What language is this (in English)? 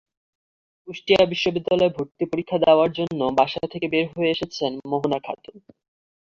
Bangla